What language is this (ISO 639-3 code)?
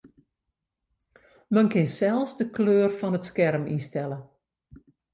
fry